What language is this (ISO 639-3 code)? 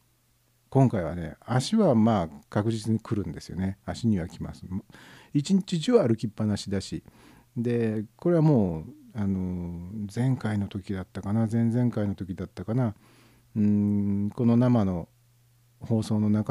jpn